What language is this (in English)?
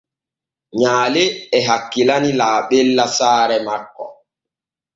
Borgu Fulfulde